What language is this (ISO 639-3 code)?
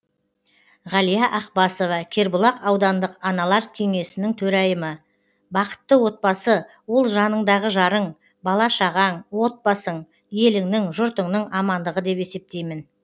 kaz